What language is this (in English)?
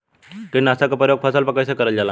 Bhojpuri